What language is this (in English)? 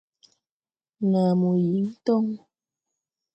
Tupuri